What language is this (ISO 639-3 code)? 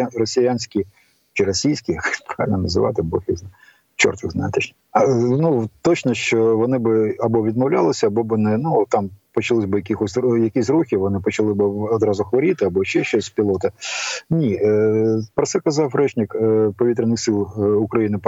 ukr